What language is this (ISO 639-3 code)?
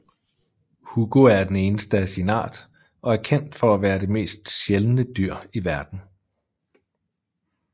dan